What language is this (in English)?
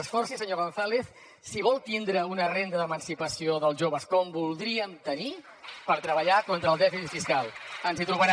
Catalan